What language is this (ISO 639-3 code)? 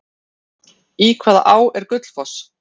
isl